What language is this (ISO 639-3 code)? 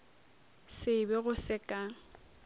nso